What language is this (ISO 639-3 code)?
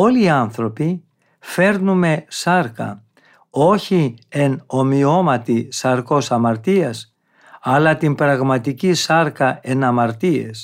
ell